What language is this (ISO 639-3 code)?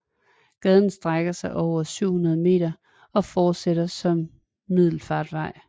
dan